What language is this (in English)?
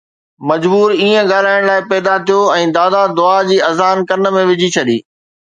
Sindhi